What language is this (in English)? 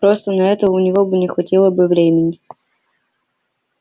Russian